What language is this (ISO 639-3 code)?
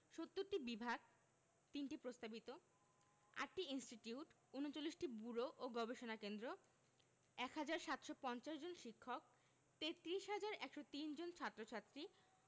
ben